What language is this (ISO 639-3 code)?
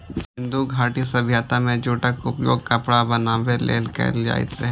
mai